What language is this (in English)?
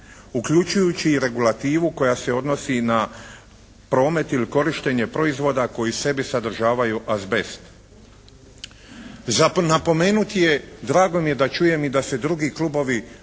Croatian